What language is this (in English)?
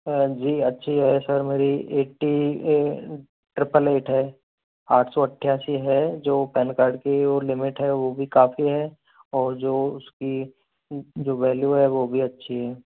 Hindi